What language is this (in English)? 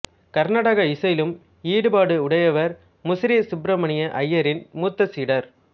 Tamil